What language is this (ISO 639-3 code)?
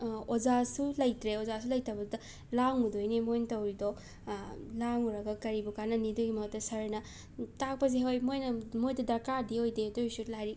mni